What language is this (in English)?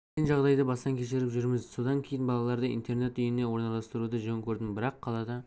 Kazakh